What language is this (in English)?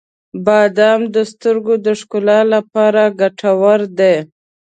Pashto